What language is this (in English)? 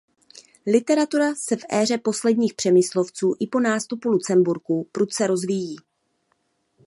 Czech